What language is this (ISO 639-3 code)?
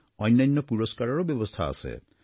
asm